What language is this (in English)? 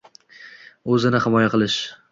Uzbek